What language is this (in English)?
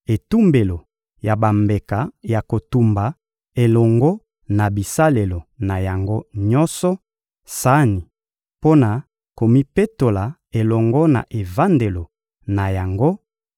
Lingala